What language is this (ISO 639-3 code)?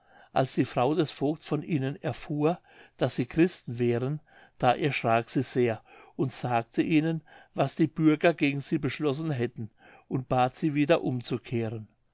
deu